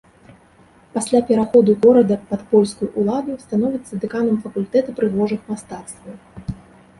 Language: Belarusian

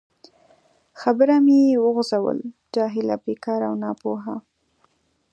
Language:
Pashto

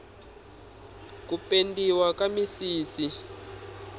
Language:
Tsonga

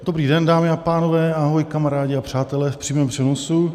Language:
Czech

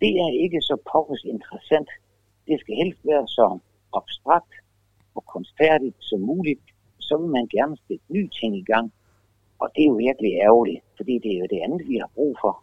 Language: Danish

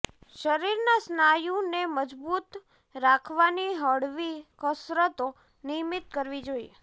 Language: Gujarati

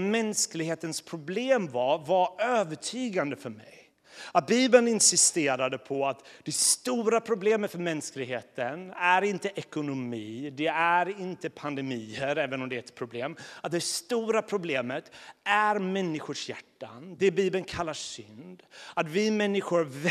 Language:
Swedish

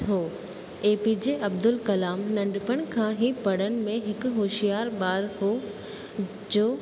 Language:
Sindhi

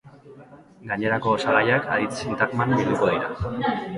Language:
Basque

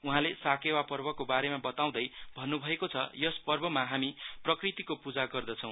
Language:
Nepali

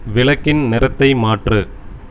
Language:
Tamil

